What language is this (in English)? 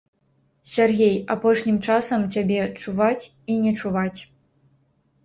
Belarusian